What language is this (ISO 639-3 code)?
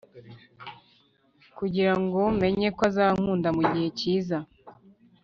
kin